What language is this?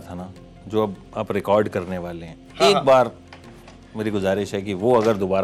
Hindi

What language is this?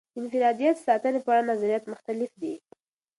Pashto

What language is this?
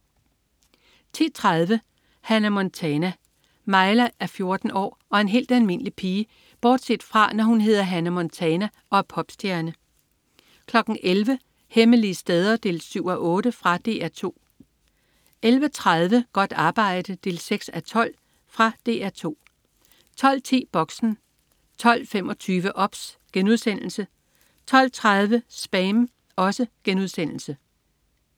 Danish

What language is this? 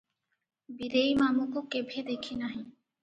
Odia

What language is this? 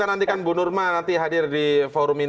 Indonesian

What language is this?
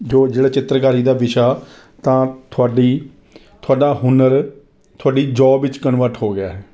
Punjabi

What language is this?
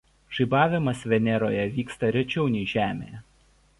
Lithuanian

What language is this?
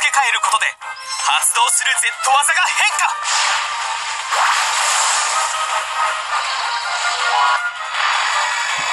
Japanese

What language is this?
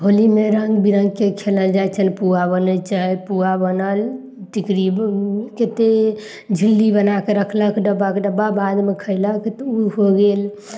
Maithili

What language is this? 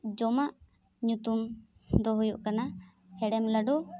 Santali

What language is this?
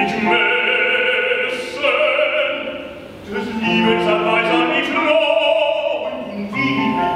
Danish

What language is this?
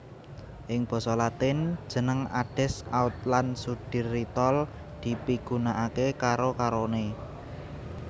Javanese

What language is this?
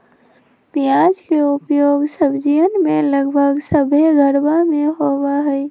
Magahi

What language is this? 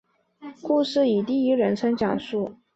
Chinese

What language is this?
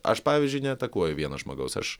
Lithuanian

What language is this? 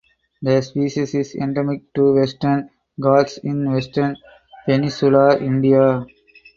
English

